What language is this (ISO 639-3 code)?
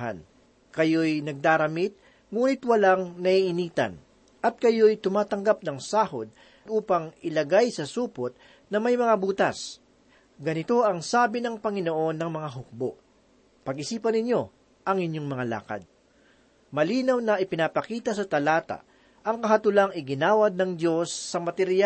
fil